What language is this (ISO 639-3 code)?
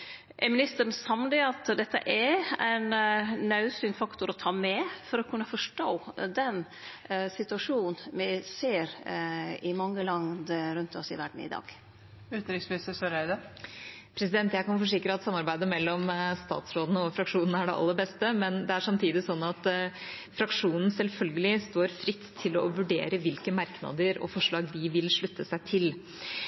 nor